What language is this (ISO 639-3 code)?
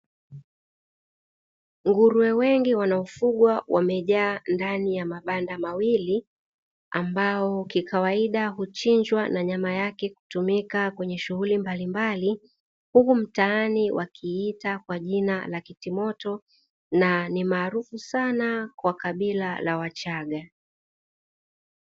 swa